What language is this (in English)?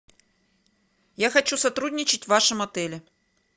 Russian